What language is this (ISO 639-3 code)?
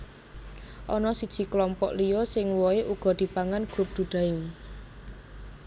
jav